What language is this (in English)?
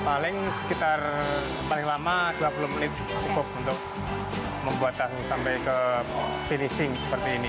Indonesian